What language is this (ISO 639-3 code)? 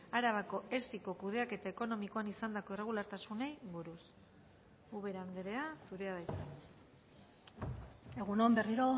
eus